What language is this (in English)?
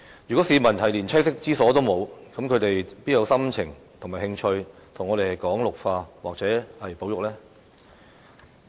Cantonese